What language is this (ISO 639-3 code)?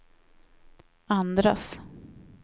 swe